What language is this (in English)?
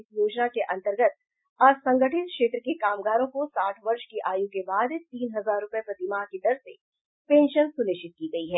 Hindi